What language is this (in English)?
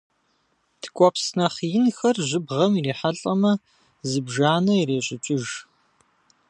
Kabardian